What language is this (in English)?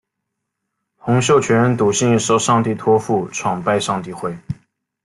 Chinese